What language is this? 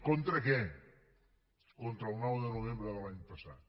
Catalan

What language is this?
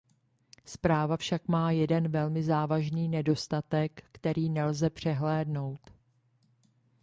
Czech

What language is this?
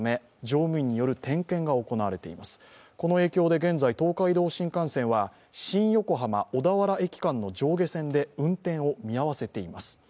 Japanese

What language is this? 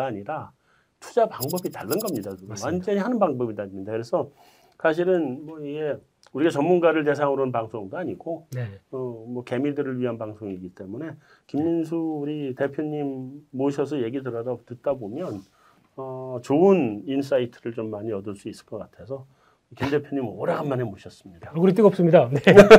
Korean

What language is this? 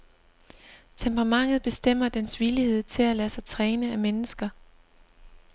Danish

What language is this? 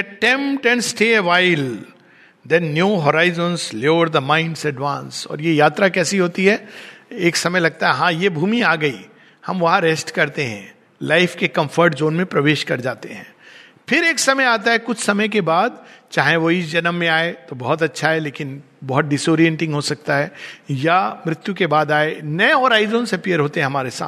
Hindi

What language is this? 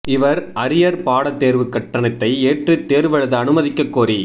Tamil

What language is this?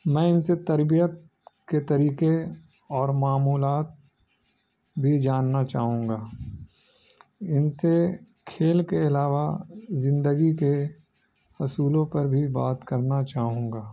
Urdu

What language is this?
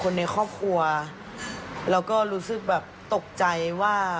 Thai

